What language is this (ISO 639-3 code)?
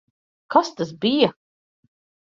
lav